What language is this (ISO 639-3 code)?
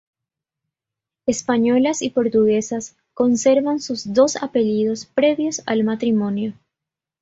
spa